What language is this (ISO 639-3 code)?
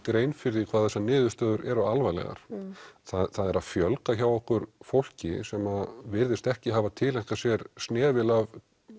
isl